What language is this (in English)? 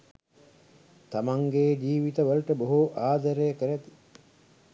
Sinhala